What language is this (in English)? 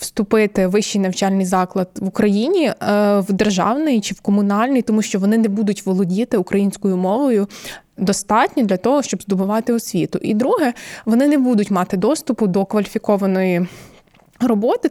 Ukrainian